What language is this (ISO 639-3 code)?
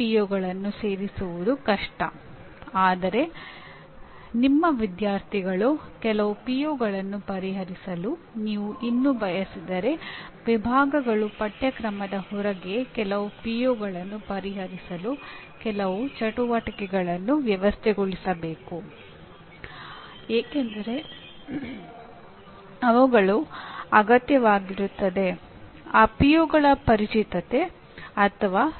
kan